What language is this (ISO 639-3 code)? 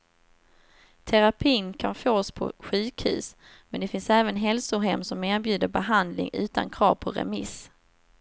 swe